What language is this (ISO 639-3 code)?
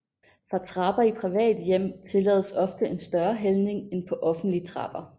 dan